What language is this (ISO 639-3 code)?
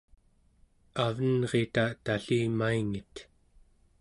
esu